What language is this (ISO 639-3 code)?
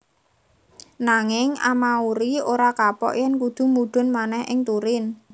jav